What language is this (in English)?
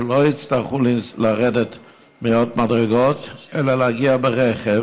Hebrew